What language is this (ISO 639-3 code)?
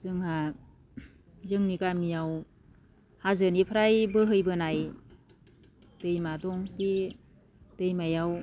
brx